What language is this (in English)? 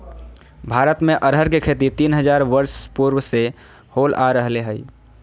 Magahi